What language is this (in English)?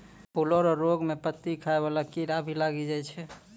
Maithili